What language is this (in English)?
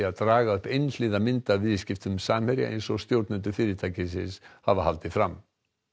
Icelandic